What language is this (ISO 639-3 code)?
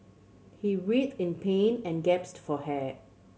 eng